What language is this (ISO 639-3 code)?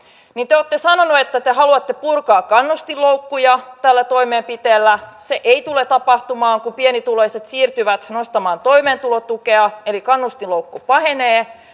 fin